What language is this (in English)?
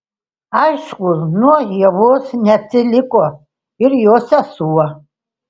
Lithuanian